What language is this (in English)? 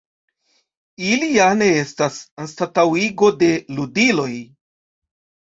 Esperanto